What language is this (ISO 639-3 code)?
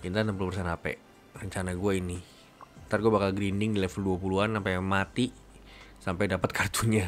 ind